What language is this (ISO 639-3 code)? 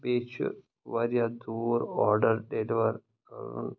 kas